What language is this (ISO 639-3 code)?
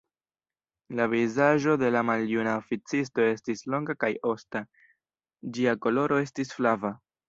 epo